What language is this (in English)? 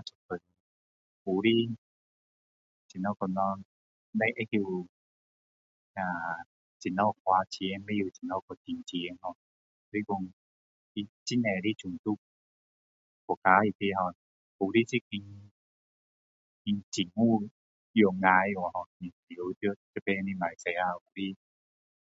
Min Dong Chinese